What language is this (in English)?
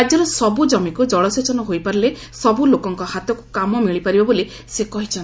Odia